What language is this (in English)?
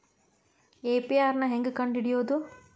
Kannada